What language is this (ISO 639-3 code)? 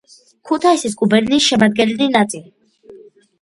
kat